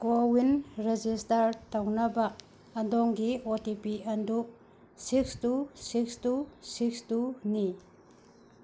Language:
Manipuri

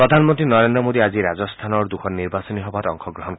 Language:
Assamese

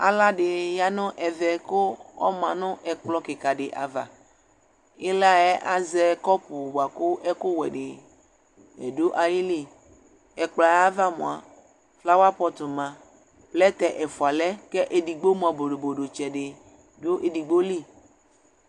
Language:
Ikposo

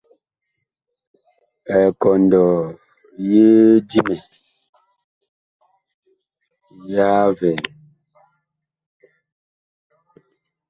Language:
Bakoko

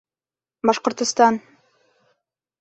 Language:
Bashkir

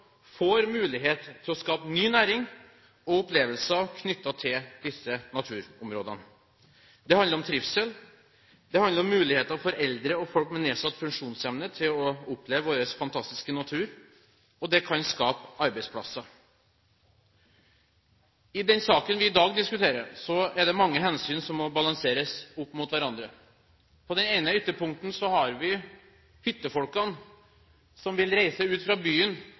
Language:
Norwegian Bokmål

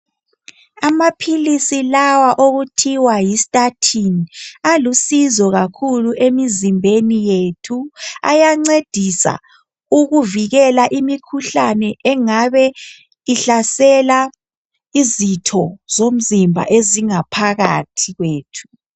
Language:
North Ndebele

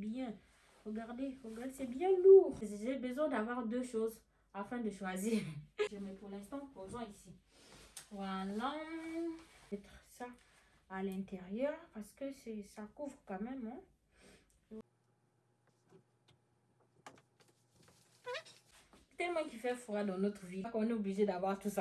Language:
French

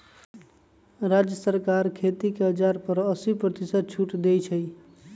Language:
Magahi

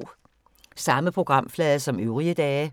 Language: Danish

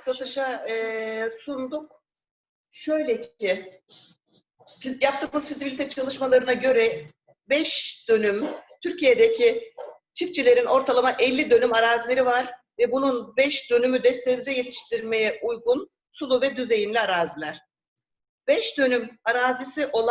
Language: Turkish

